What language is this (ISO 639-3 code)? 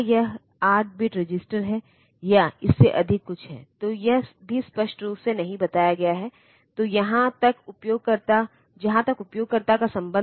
hin